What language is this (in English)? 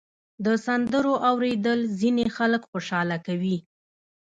Pashto